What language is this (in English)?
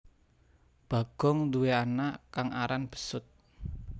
Javanese